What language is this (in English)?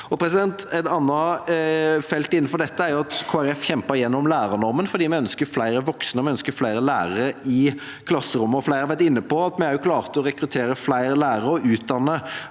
Norwegian